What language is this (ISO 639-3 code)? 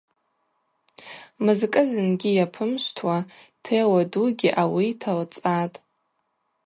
abq